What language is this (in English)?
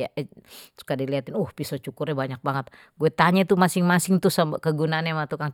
Betawi